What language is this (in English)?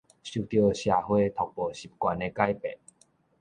Min Nan Chinese